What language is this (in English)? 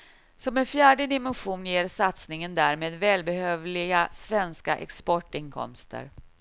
Swedish